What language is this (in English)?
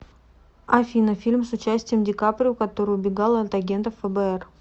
Russian